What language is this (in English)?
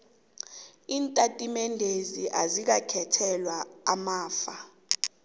South Ndebele